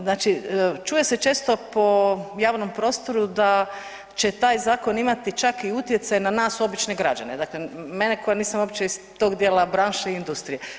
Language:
Croatian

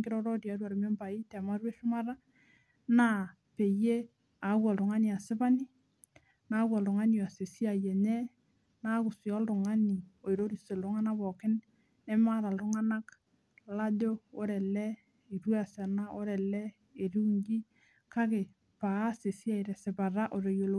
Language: Masai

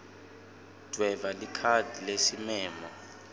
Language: Swati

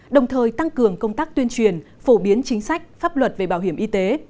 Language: Vietnamese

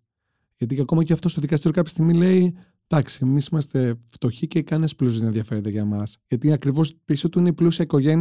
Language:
Greek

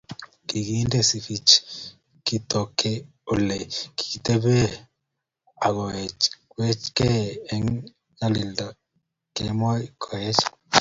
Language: Kalenjin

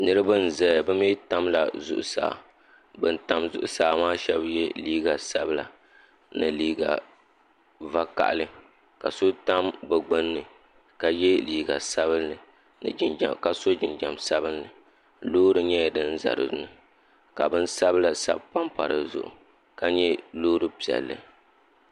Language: Dagbani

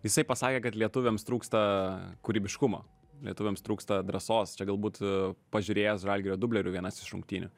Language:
Lithuanian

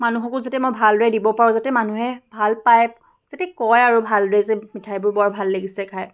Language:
Assamese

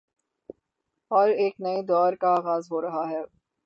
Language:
Urdu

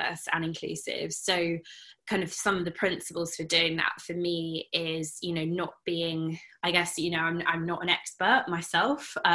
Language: English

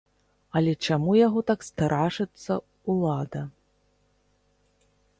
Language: Belarusian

